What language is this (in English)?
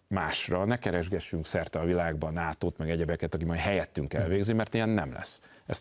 Hungarian